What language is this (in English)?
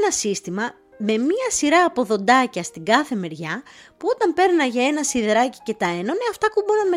Greek